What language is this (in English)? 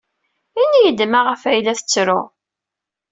Kabyle